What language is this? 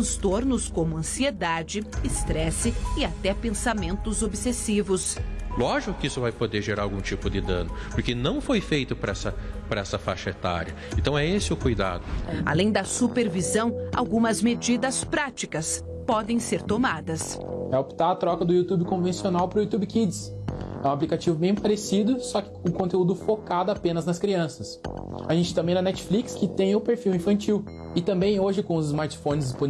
Portuguese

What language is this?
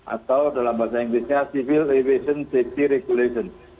Indonesian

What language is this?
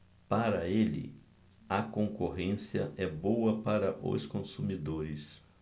Portuguese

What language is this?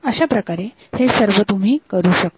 Marathi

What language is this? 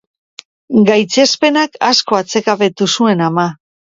Basque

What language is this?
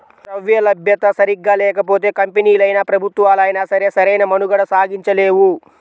Telugu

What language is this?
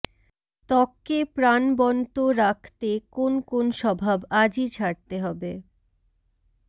Bangla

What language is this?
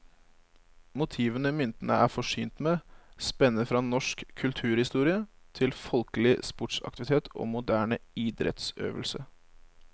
Norwegian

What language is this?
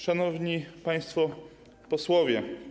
Polish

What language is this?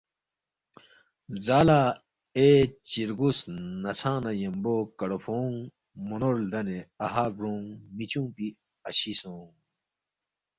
Balti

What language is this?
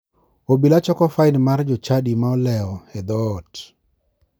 Luo (Kenya and Tanzania)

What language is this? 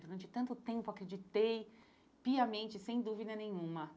Portuguese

